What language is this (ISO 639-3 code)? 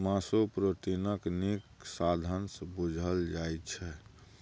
mai